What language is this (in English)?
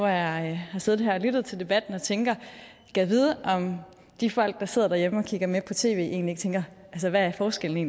Danish